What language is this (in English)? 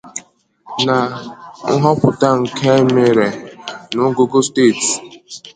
Igbo